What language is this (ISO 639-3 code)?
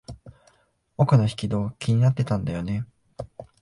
jpn